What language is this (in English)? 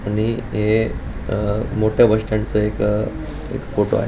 Marathi